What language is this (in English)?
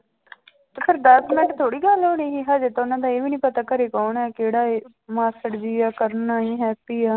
Punjabi